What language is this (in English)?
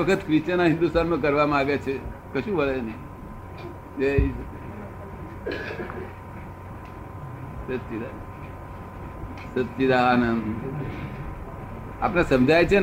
Gujarati